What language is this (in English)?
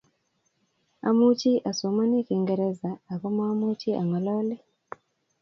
Kalenjin